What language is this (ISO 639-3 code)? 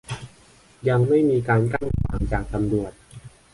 tha